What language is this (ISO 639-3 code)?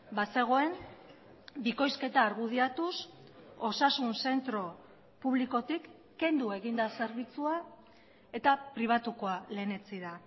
eus